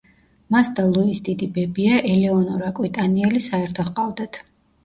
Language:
Georgian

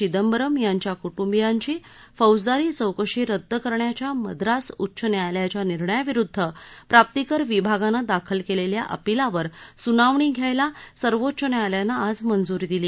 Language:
Marathi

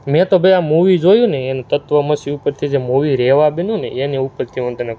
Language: Gujarati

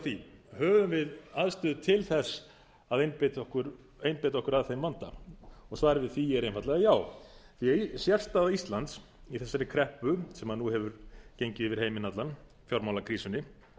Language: Icelandic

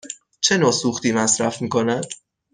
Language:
Persian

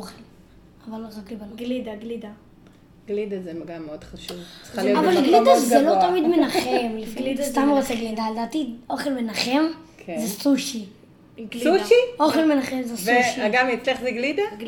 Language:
Hebrew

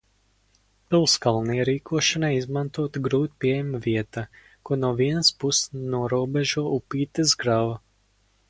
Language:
Latvian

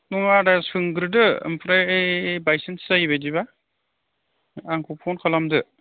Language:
Bodo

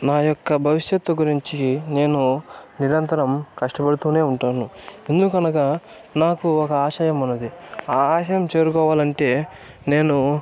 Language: Telugu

